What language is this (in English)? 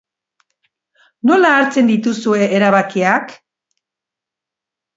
Basque